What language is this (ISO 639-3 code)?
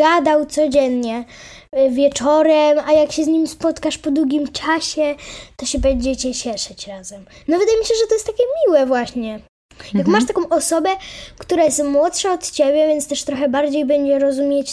pol